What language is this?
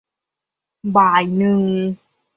Thai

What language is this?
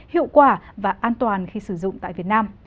Vietnamese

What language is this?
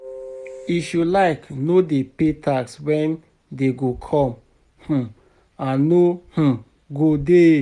Nigerian Pidgin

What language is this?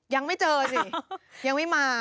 Thai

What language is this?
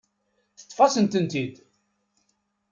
Kabyle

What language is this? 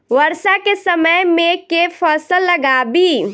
Maithili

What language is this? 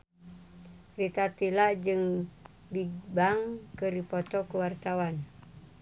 Sundanese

